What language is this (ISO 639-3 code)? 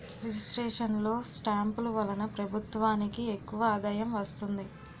tel